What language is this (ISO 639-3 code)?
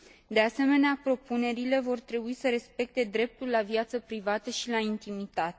ron